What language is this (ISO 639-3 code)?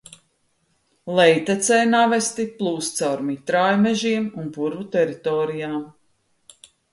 lav